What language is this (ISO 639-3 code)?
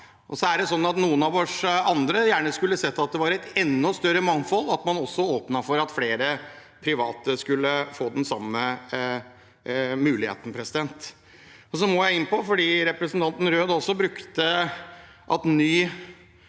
nor